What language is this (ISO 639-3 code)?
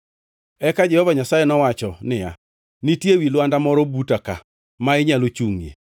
luo